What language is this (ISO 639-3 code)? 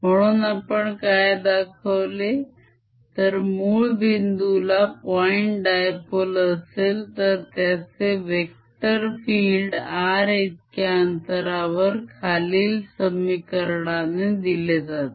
mar